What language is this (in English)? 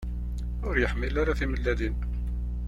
Kabyle